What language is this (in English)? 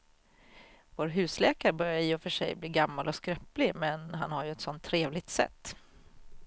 Swedish